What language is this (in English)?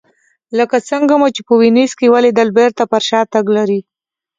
Pashto